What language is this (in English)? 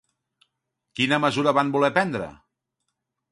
Catalan